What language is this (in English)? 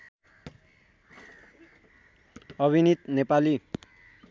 Nepali